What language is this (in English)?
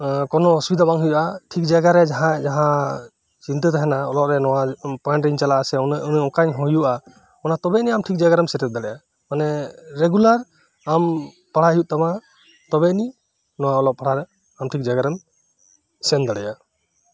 Santali